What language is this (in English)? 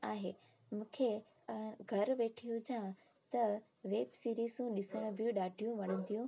Sindhi